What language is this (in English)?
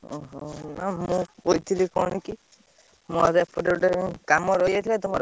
Odia